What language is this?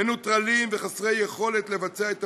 Hebrew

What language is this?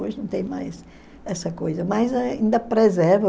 Portuguese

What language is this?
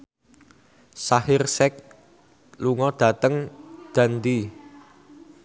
Javanese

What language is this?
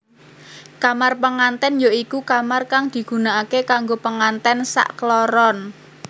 Javanese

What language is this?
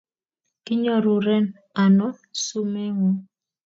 Kalenjin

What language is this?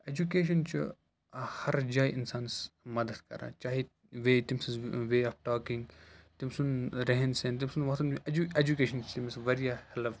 Kashmiri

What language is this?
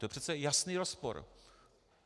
Czech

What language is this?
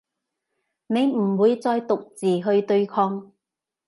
Cantonese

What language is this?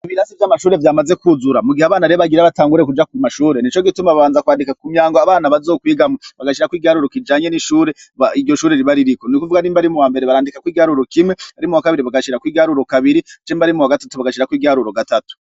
Rundi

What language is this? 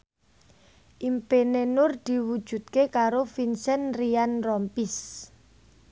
Javanese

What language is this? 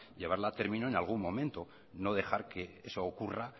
Spanish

